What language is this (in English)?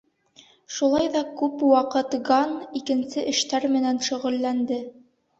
Bashkir